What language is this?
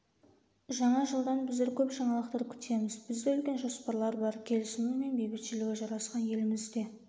Kazakh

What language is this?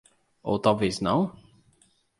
Portuguese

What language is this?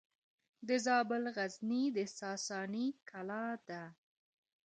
Pashto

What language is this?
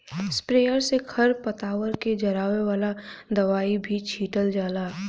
Bhojpuri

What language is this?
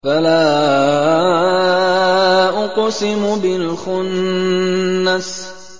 Arabic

